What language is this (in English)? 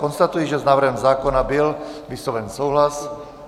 Czech